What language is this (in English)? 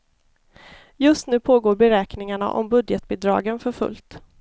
Swedish